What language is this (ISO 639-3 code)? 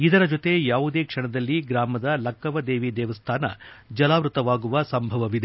kan